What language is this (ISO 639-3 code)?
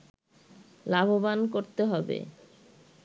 ben